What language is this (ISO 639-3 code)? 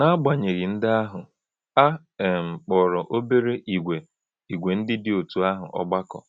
ibo